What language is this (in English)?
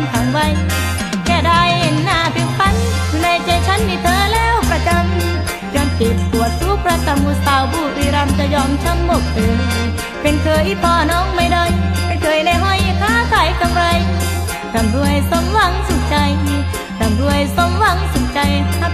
Thai